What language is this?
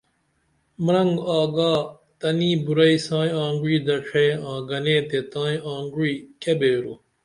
Dameli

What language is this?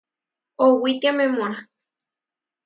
Huarijio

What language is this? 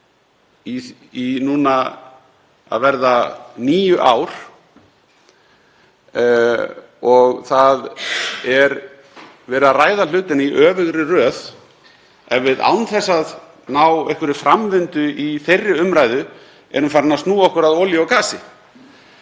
Icelandic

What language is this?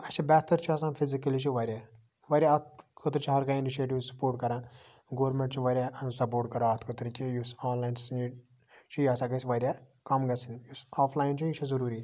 Kashmiri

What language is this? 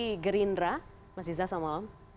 Indonesian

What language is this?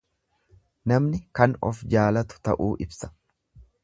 Oromo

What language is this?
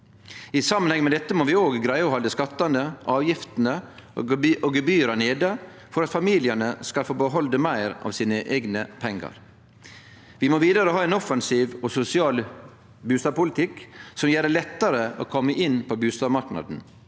Norwegian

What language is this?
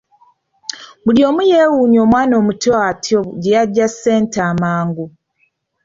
Ganda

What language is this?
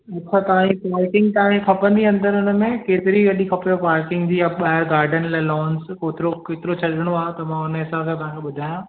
Sindhi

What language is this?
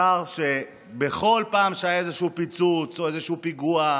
Hebrew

